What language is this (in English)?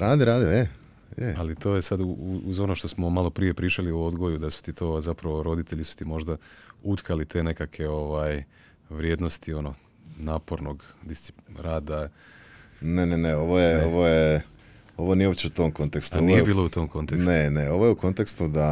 Croatian